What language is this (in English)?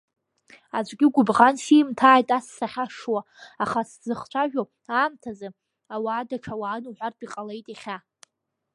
Abkhazian